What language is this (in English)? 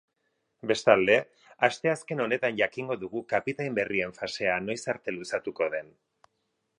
Basque